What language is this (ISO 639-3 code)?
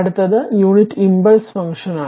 mal